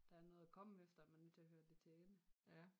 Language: Danish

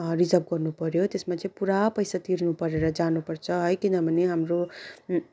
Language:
Nepali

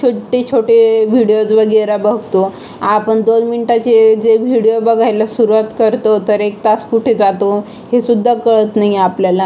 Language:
Marathi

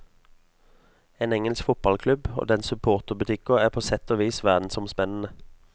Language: Norwegian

